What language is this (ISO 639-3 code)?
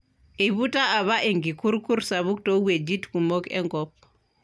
mas